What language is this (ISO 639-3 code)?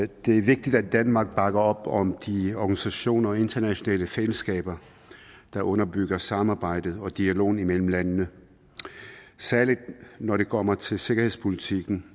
dan